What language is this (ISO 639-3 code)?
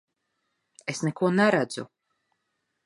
lav